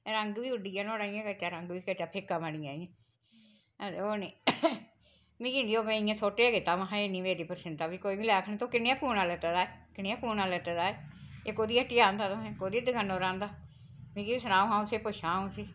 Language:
Dogri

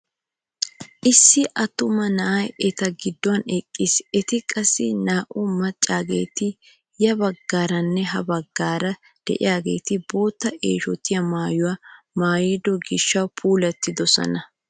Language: Wolaytta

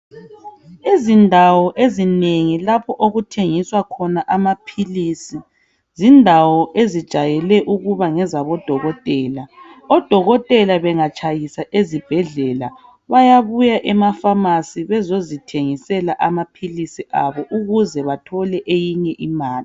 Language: North Ndebele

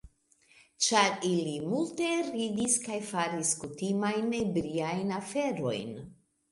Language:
Esperanto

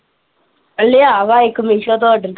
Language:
Punjabi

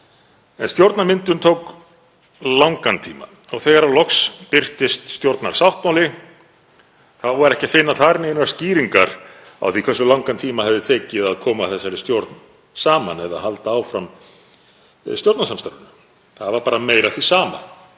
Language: Icelandic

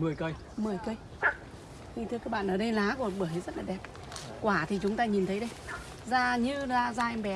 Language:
Vietnamese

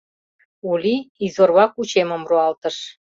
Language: Mari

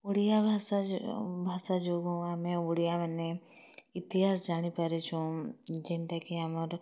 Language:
Odia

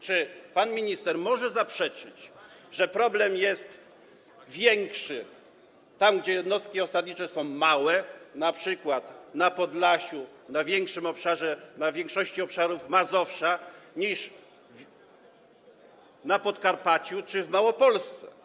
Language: Polish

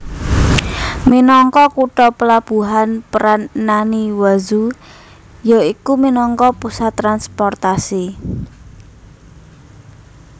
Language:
Javanese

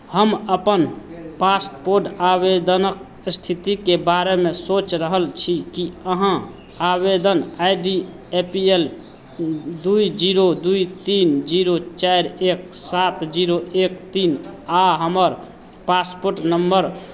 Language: Maithili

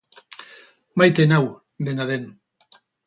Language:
Basque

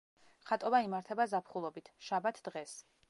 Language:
Georgian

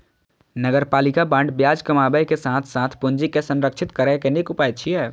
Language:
Maithili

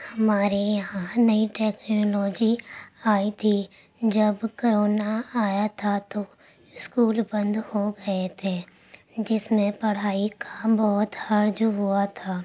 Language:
Urdu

